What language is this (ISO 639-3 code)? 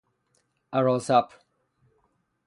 fas